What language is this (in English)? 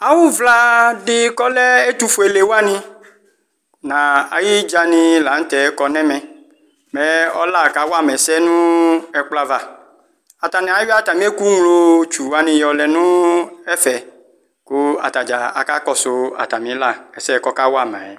Ikposo